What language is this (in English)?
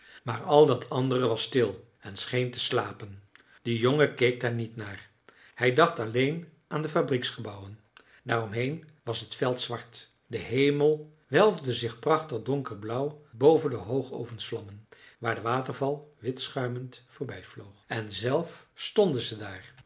Dutch